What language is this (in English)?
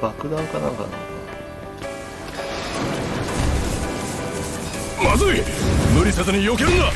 Japanese